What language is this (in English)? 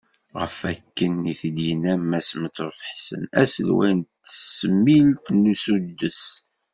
Kabyle